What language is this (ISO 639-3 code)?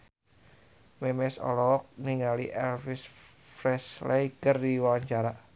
sun